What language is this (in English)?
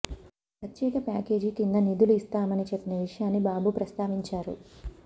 Telugu